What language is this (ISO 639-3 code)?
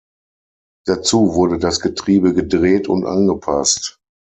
deu